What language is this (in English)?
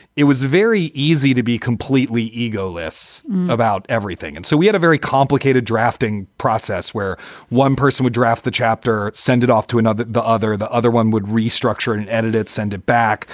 English